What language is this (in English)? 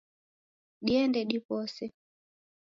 Taita